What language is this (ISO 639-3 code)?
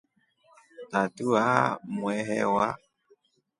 rof